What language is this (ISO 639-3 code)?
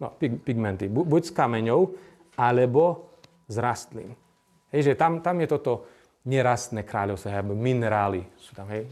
slk